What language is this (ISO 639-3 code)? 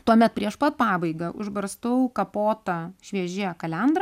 lit